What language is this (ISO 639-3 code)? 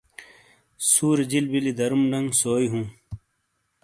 scl